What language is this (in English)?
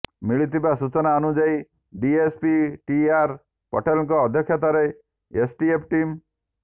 Odia